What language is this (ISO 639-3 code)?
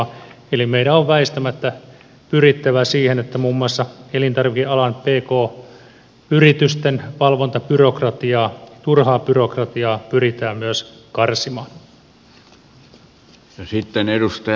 fin